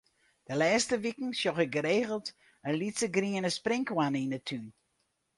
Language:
Western Frisian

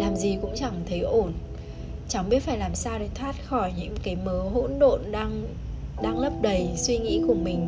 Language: Vietnamese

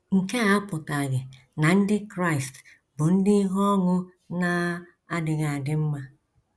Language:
Igbo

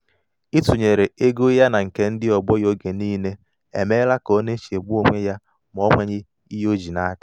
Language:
Igbo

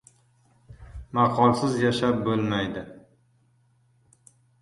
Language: Uzbek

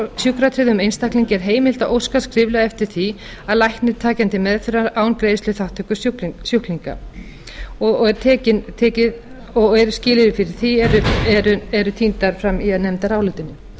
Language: Icelandic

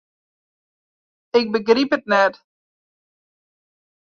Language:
Western Frisian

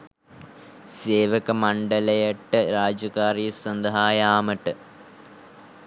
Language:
Sinhala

